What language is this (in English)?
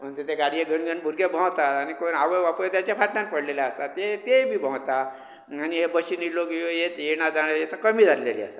Konkani